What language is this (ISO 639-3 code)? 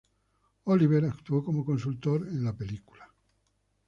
spa